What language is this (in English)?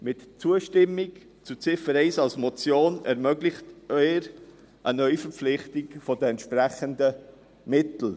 Swiss German